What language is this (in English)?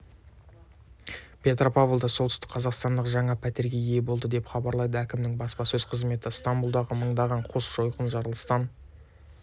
Kazakh